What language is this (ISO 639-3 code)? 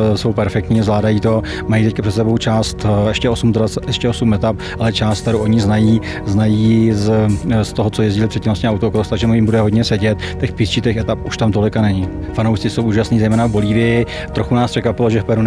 ces